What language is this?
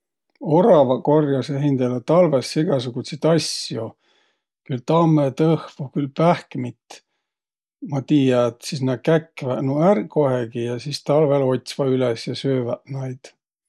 Võro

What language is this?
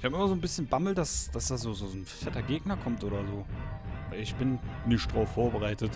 German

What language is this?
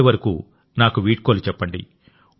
Telugu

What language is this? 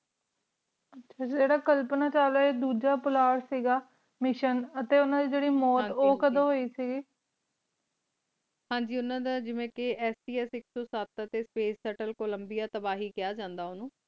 Punjabi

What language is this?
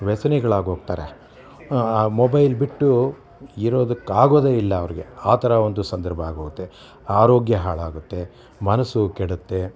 Kannada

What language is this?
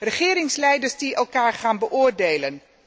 Dutch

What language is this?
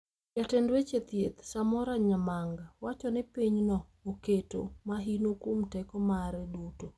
Luo (Kenya and Tanzania)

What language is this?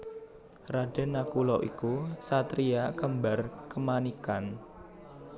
Javanese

